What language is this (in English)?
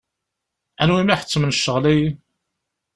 Kabyle